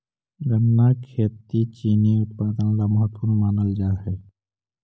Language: Magahi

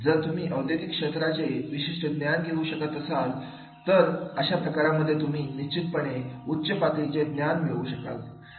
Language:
Marathi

